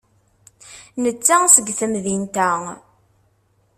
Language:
Kabyle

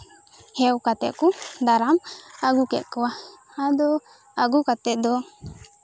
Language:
Santali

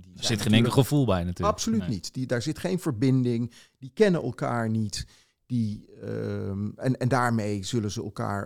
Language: Dutch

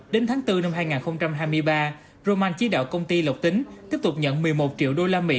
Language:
Vietnamese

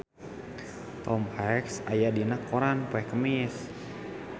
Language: Sundanese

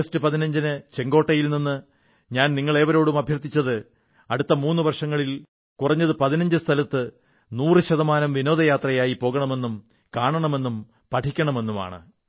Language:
Malayalam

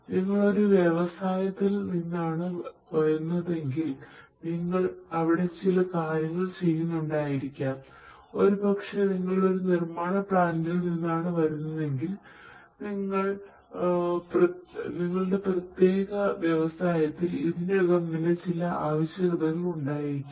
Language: Malayalam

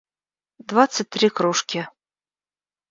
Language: Russian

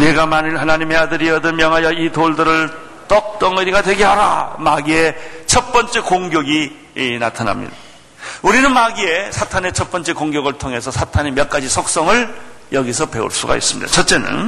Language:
Korean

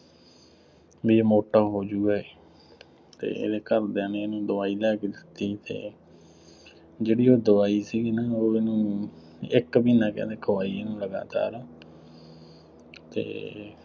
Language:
Punjabi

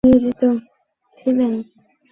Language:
Bangla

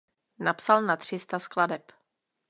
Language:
Czech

